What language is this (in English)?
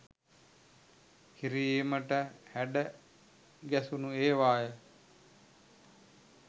Sinhala